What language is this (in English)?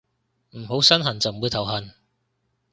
Cantonese